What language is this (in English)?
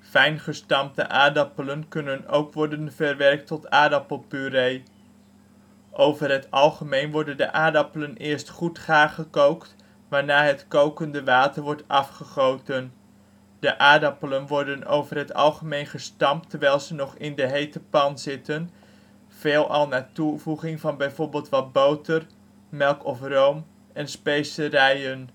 Dutch